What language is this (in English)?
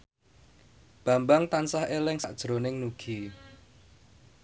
Javanese